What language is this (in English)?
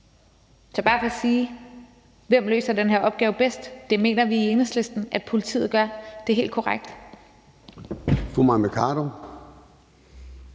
Danish